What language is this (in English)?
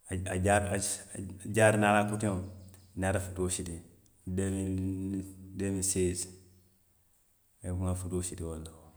Western Maninkakan